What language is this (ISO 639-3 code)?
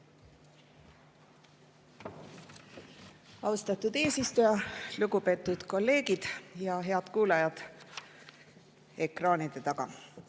est